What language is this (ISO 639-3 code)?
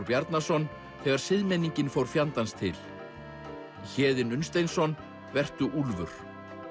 isl